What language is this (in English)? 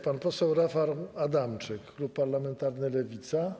Polish